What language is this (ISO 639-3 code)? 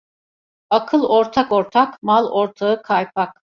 tur